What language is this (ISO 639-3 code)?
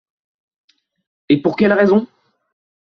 fra